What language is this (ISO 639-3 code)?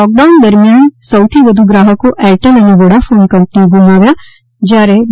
guj